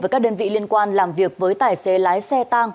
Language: Vietnamese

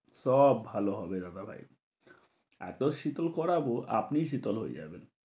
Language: Bangla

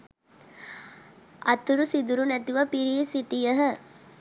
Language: Sinhala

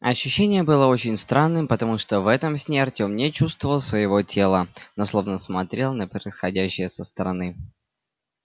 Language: Russian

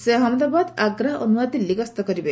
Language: Odia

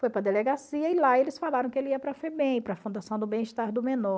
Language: Portuguese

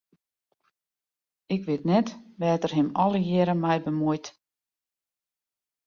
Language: Western Frisian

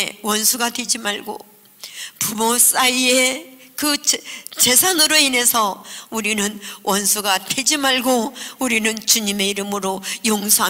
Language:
Korean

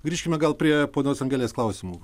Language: Lithuanian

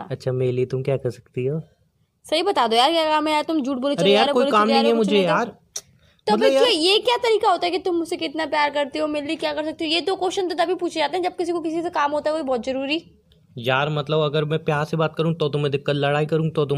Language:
Hindi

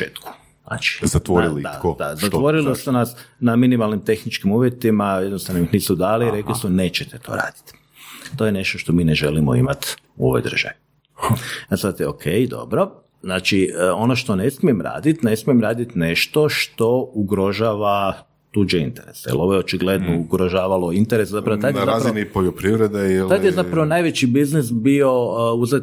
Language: Croatian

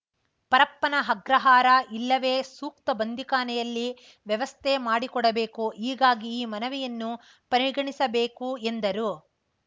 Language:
Kannada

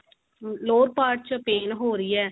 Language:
Punjabi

